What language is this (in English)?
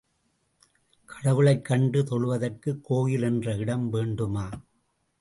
Tamil